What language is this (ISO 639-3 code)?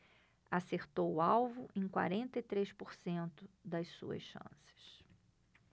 por